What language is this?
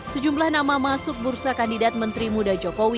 Indonesian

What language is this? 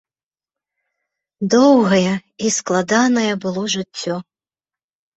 Belarusian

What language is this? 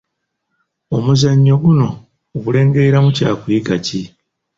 Ganda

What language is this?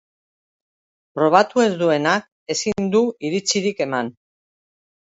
Basque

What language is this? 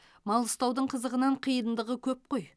Kazakh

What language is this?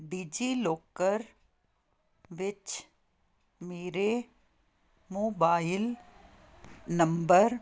Punjabi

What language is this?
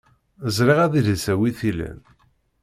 Kabyle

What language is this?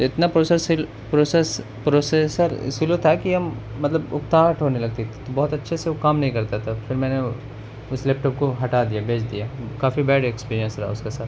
Urdu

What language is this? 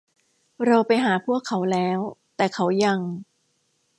Thai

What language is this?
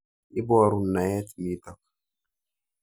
Kalenjin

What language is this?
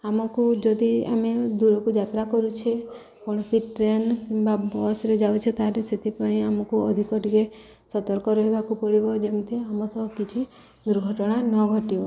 Odia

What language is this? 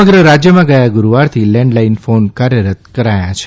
Gujarati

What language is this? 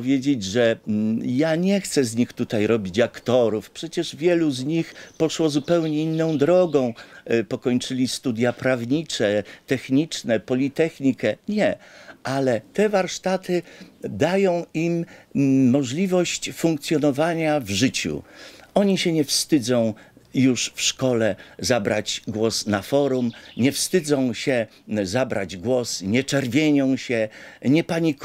Polish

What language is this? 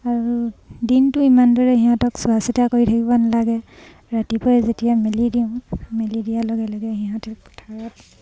Assamese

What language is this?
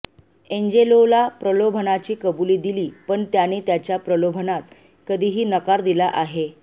Marathi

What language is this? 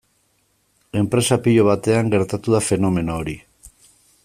Basque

